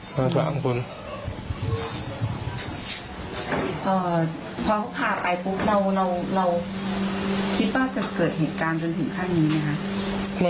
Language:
Thai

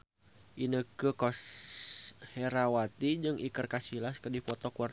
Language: Sundanese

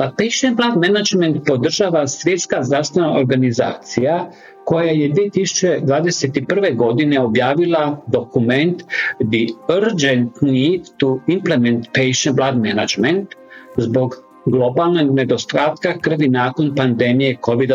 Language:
Croatian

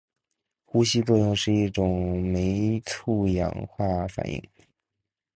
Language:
Chinese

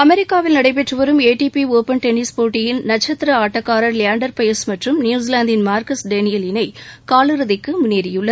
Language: Tamil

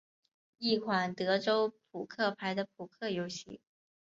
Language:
Chinese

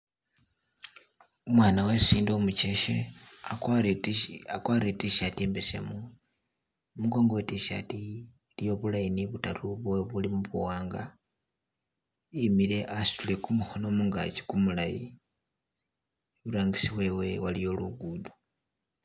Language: Masaaba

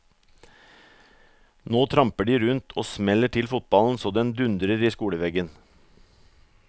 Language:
Norwegian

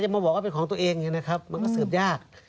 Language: Thai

